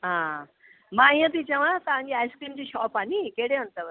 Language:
Sindhi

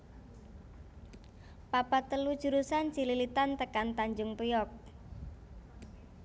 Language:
Javanese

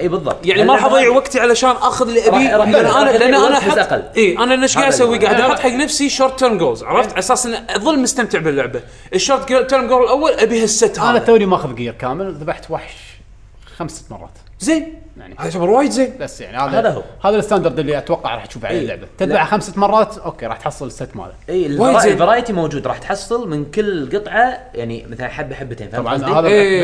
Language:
Arabic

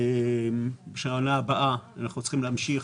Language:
Hebrew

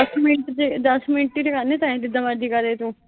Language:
Punjabi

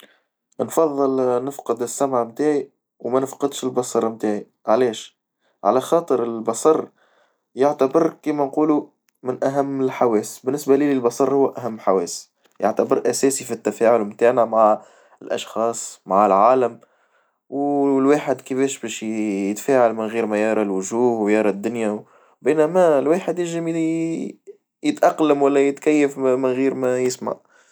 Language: Tunisian Arabic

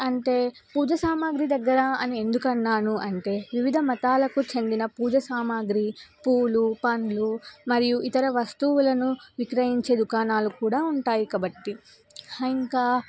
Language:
Telugu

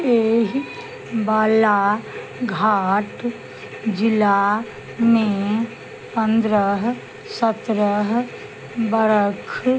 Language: Maithili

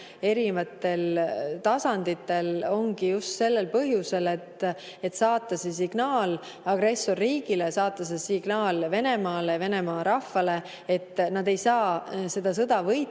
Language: Estonian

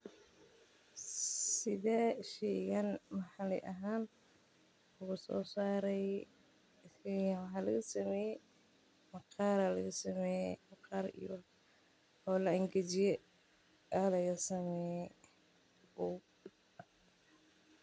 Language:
Somali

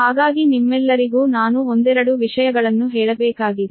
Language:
Kannada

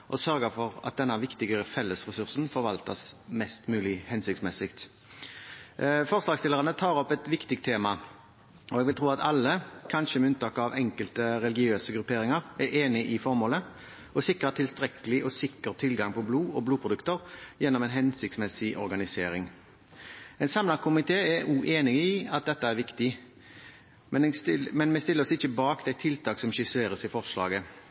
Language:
Norwegian Bokmål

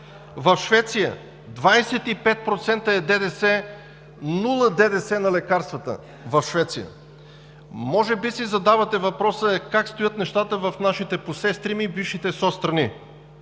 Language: Bulgarian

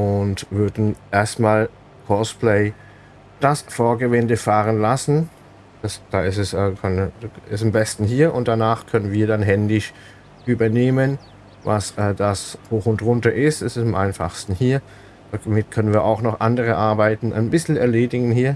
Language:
German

